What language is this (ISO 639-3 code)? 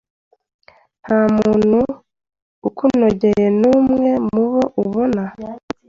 kin